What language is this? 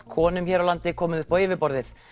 Icelandic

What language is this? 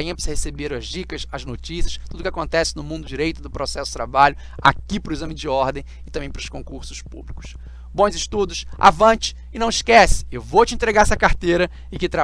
Portuguese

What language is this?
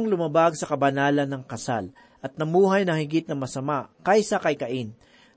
Filipino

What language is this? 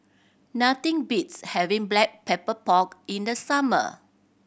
English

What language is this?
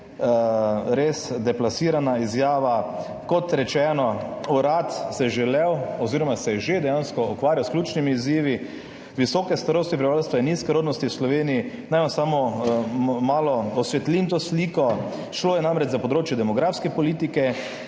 Slovenian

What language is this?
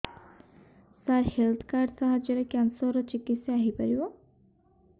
Odia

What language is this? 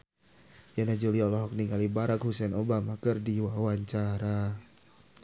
Sundanese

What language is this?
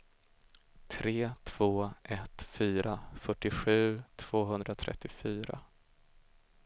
Swedish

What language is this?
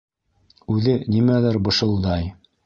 Bashkir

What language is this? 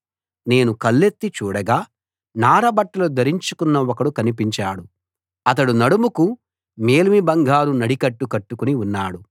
Telugu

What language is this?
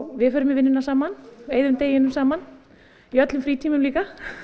Icelandic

